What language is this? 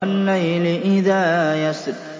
Arabic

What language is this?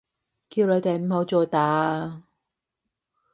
Cantonese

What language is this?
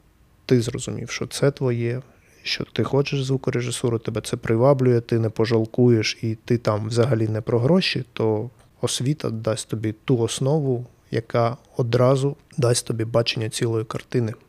Ukrainian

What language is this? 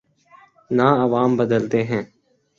Urdu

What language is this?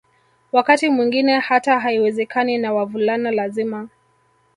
Swahili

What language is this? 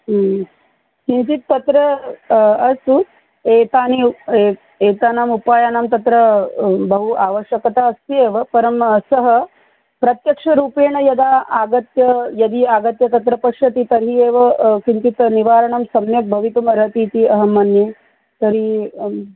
Sanskrit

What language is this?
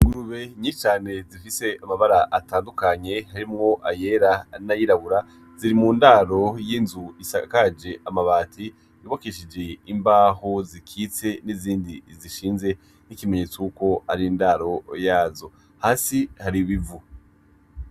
Rundi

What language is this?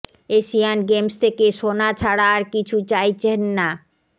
Bangla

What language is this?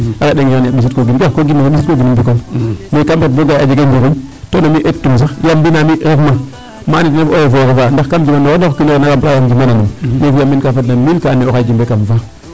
Serer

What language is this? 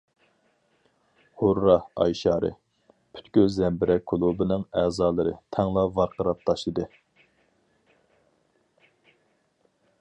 Uyghur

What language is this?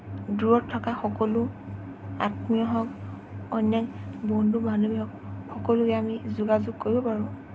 Assamese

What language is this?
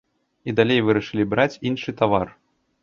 Belarusian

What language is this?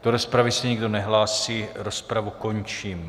Czech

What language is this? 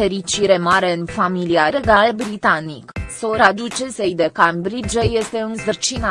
Romanian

